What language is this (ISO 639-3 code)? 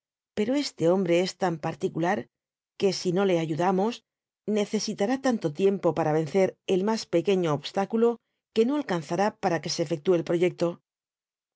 spa